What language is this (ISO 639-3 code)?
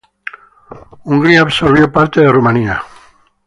spa